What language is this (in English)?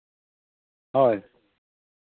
Santali